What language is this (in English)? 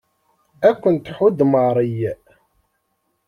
Kabyle